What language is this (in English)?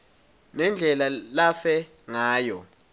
Swati